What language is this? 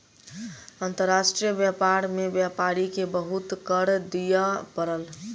Maithili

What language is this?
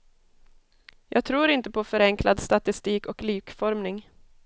Swedish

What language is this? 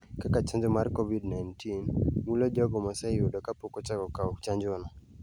Luo (Kenya and Tanzania)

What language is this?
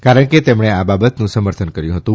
Gujarati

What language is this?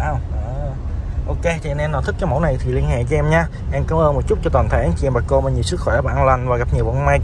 Vietnamese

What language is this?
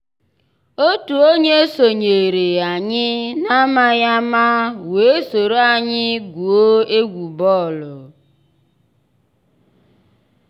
Igbo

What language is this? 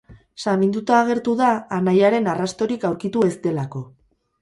Basque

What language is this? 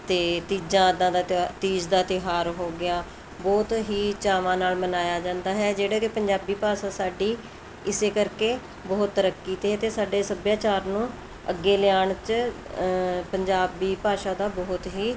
Punjabi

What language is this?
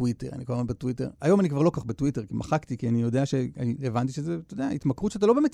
Hebrew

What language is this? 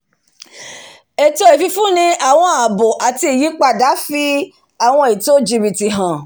Yoruba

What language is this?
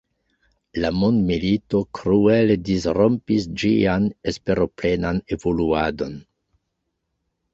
Esperanto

